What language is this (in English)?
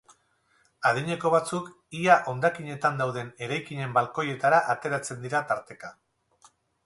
Basque